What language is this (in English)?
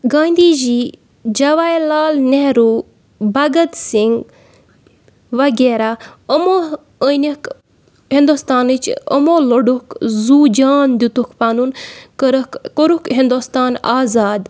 Kashmiri